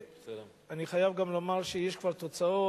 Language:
Hebrew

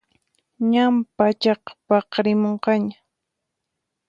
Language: Puno Quechua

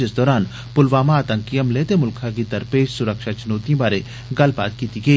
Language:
Dogri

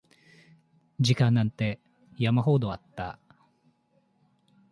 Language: Japanese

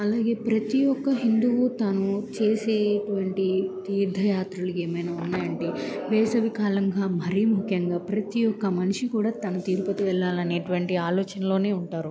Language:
Telugu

